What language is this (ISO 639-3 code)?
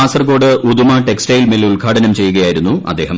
mal